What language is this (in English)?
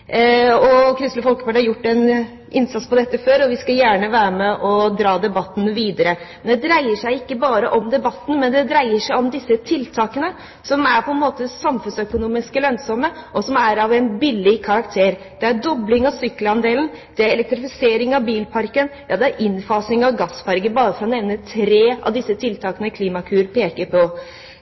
Norwegian Bokmål